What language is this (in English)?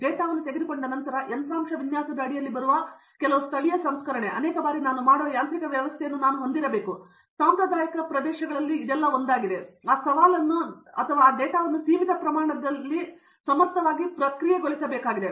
Kannada